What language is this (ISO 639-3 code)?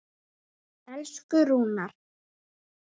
isl